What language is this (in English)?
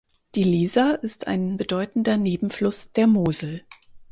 German